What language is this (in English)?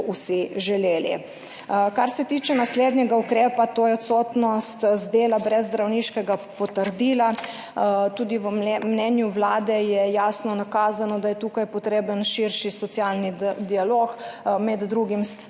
Slovenian